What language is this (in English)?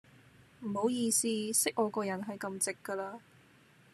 Cantonese